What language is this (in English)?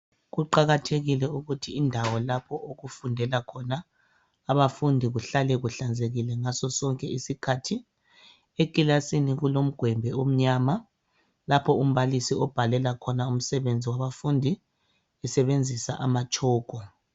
North Ndebele